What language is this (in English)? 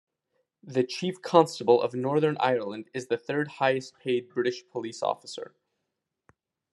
English